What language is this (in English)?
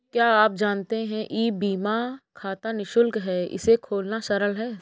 Hindi